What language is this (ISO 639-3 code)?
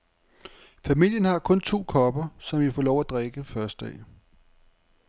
dan